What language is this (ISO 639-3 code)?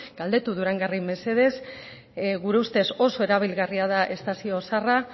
eus